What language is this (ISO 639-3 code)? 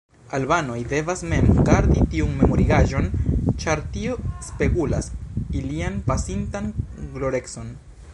epo